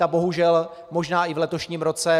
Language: Czech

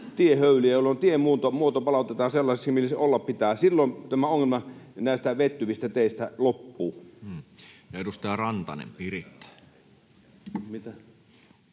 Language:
Finnish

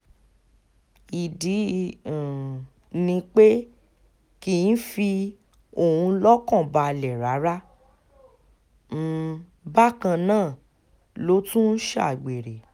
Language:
Yoruba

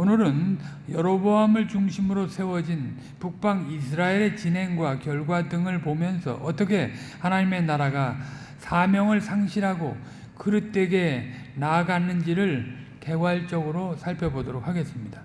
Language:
Korean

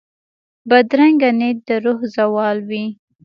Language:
Pashto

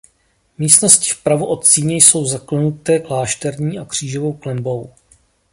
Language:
Czech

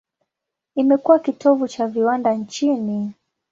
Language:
Swahili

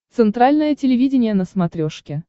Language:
Russian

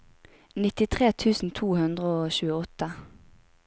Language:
Norwegian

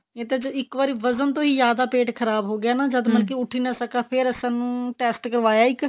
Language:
Punjabi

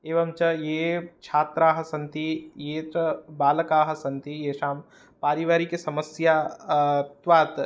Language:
Sanskrit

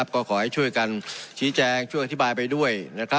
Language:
Thai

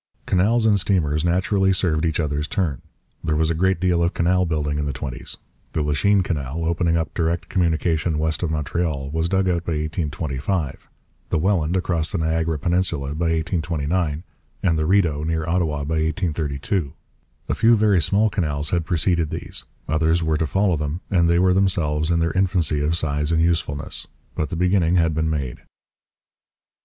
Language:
English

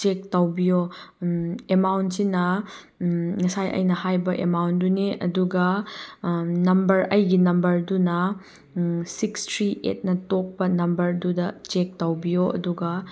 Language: Manipuri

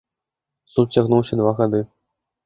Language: Belarusian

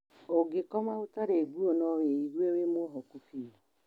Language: Kikuyu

